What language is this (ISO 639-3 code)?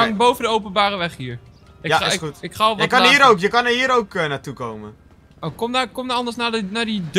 nld